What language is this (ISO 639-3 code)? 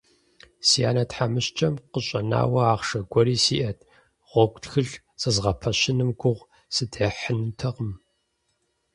kbd